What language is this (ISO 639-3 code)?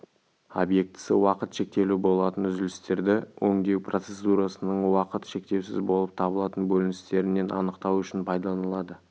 kaz